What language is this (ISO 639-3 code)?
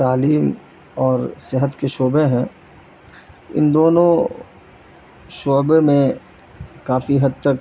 urd